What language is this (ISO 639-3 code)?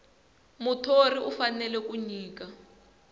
tso